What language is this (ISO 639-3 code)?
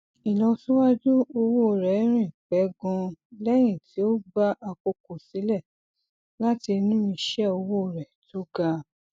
yor